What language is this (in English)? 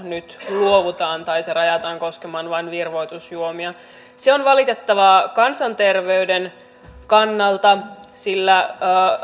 Finnish